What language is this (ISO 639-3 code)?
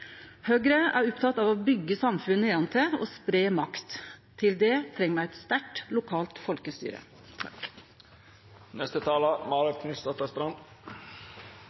nno